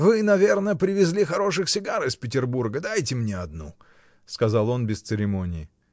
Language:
Russian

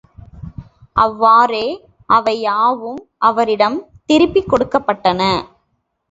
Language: Tamil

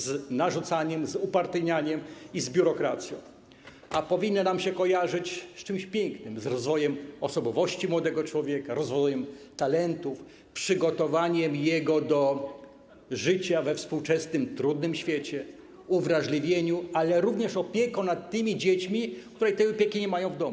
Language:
Polish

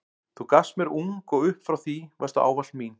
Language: Icelandic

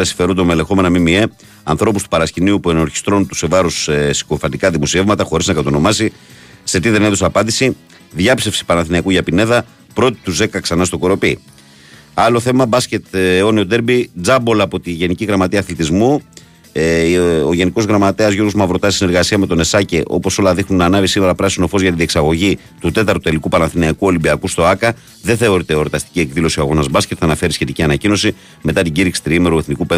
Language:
Greek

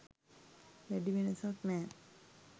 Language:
Sinhala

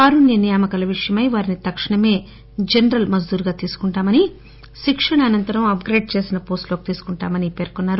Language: Telugu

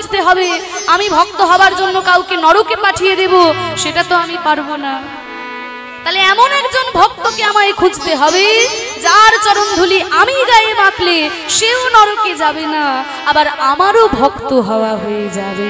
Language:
Hindi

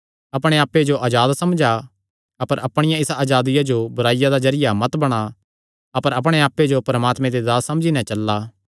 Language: Kangri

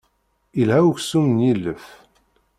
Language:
Kabyle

